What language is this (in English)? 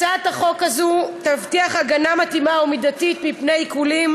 Hebrew